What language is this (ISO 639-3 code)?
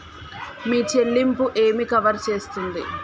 tel